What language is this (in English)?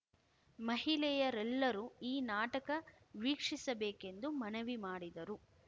Kannada